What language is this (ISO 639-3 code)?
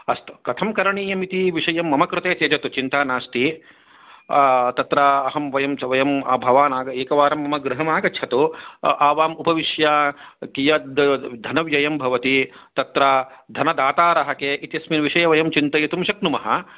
san